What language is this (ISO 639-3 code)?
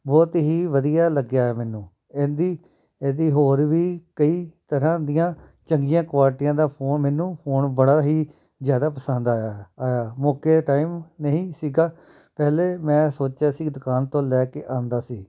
pan